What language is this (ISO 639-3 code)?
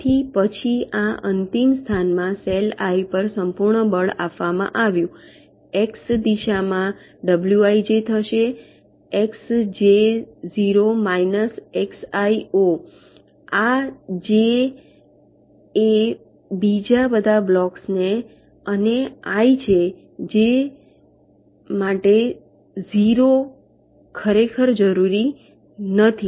guj